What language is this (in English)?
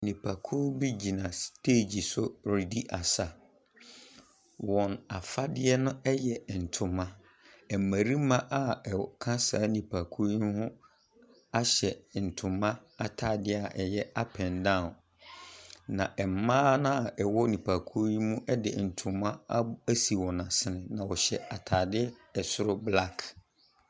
Akan